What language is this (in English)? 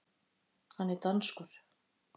Icelandic